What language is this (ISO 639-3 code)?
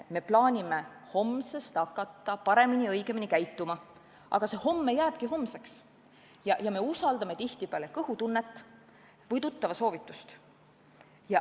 est